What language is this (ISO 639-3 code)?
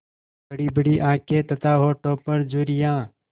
hin